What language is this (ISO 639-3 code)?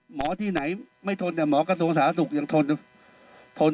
tha